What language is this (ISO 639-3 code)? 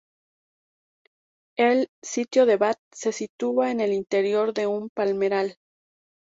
spa